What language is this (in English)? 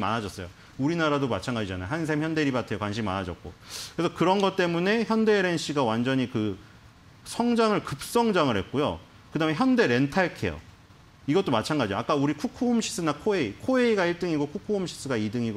Korean